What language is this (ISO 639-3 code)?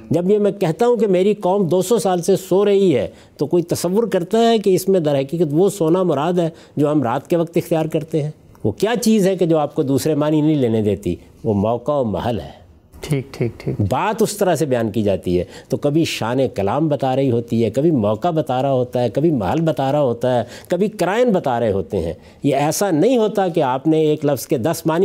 urd